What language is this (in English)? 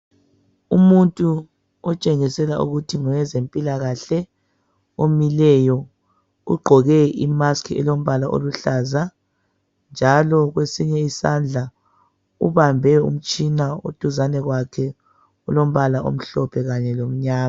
North Ndebele